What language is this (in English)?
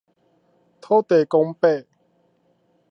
Min Nan Chinese